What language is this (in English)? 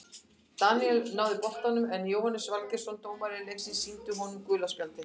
Icelandic